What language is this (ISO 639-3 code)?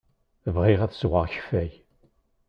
kab